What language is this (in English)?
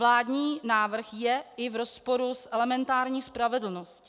Czech